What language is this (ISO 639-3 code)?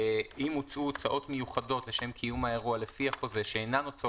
heb